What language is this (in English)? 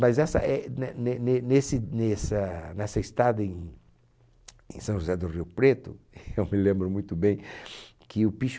Portuguese